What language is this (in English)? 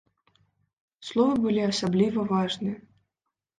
Belarusian